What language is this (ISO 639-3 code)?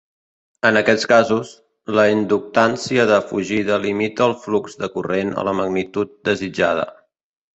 cat